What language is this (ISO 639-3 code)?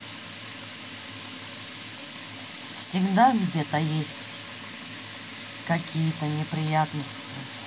rus